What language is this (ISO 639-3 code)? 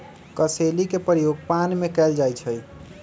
mag